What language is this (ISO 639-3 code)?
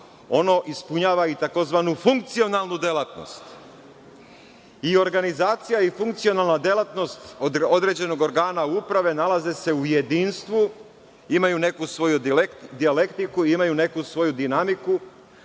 srp